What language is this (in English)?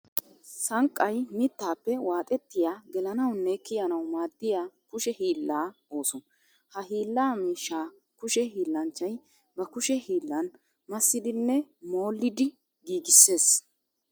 Wolaytta